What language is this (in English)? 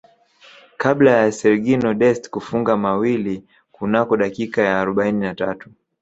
Swahili